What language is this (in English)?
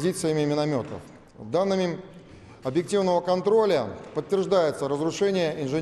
Russian